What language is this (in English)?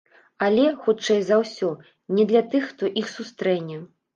Belarusian